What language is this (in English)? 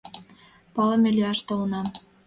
Mari